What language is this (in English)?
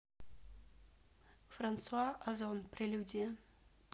Russian